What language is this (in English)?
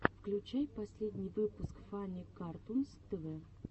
Russian